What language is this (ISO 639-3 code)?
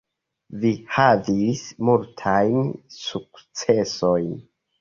epo